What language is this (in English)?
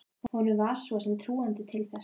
Icelandic